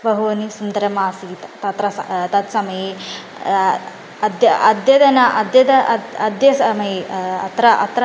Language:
Sanskrit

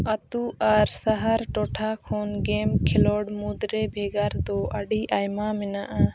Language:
Santali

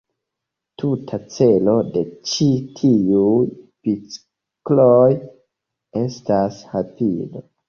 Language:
Esperanto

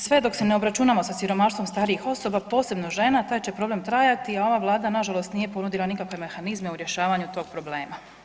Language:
Croatian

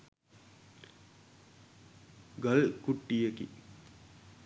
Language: Sinhala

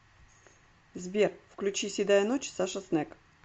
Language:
Russian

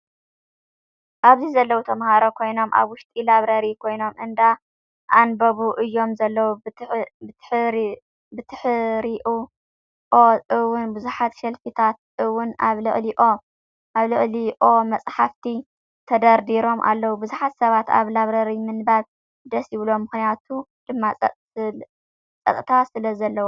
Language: Tigrinya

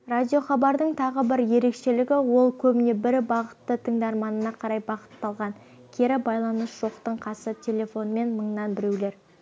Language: Kazakh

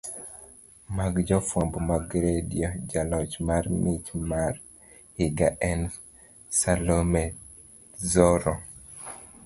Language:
Luo (Kenya and Tanzania)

